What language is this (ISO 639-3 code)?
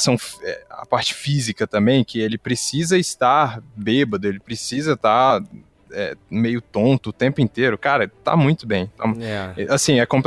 por